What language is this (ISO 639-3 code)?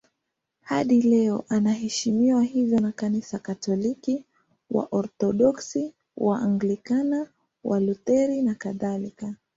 swa